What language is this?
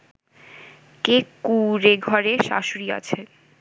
Bangla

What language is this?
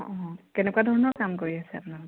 Assamese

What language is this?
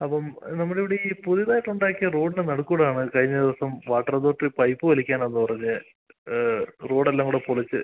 Malayalam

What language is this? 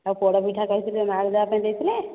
Odia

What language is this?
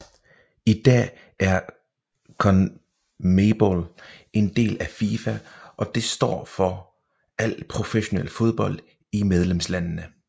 Danish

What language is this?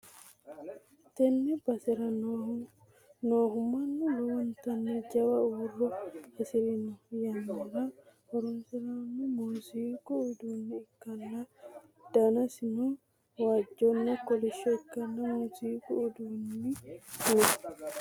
Sidamo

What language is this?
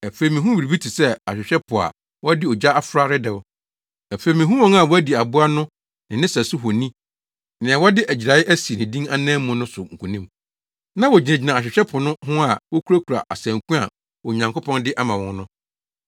Akan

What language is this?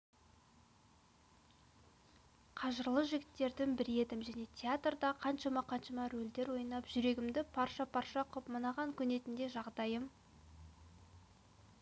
Kazakh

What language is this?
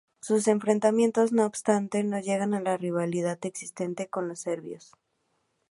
Spanish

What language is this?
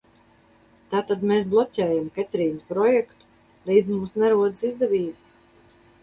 Latvian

